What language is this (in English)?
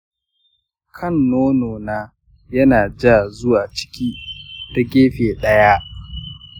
Hausa